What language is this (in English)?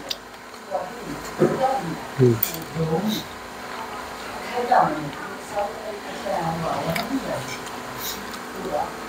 Thai